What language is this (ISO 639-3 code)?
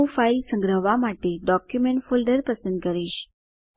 guj